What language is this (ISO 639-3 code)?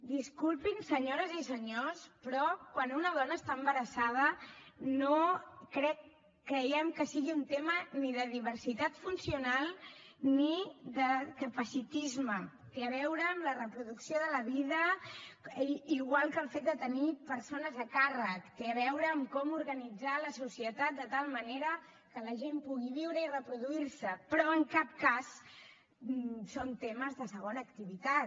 cat